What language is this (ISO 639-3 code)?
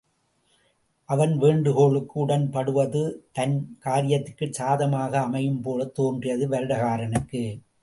tam